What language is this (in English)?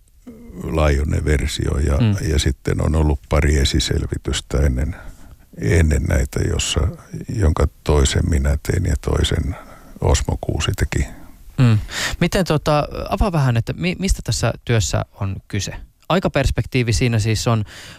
Finnish